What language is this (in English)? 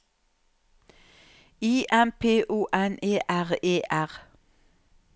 Norwegian